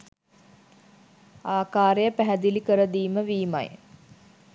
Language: Sinhala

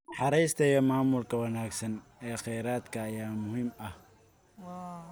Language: Somali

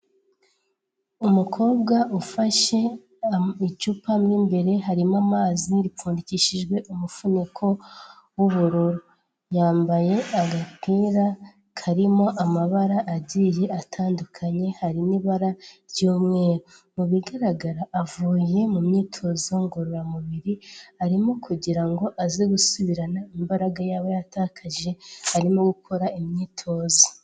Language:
Kinyarwanda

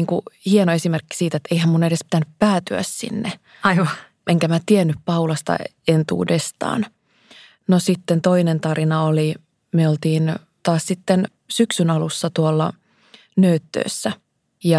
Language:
Finnish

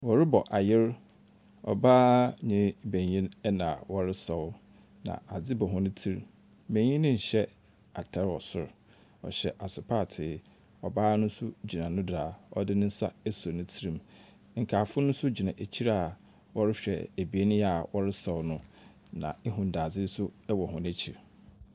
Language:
Akan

